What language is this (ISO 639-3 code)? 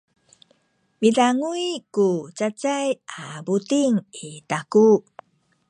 szy